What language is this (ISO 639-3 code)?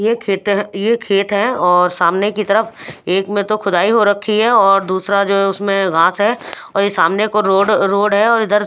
hin